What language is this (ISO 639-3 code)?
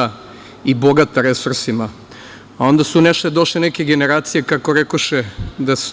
srp